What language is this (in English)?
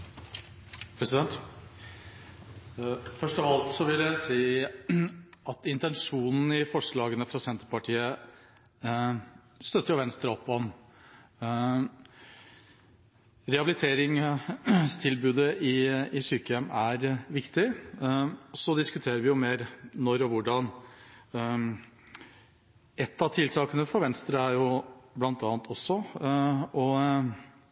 Norwegian Bokmål